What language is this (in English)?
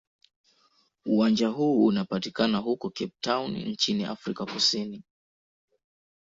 Swahili